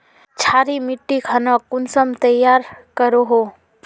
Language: Magahi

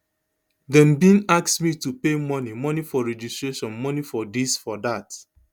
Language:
Nigerian Pidgin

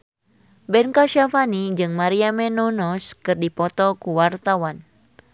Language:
Sundanese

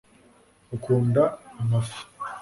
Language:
Kinyarwanda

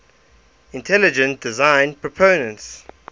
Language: English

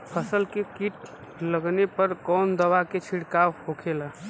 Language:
Bhojpuri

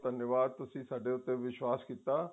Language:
Punjabi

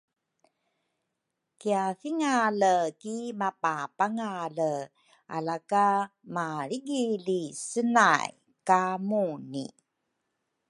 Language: Rukai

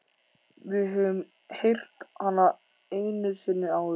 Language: Icelandic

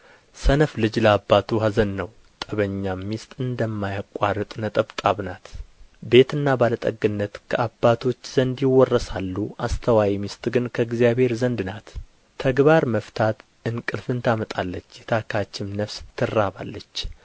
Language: Amharic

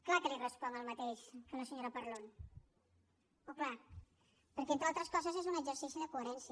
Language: Catalan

